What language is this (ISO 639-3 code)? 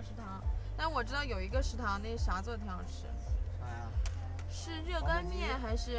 zho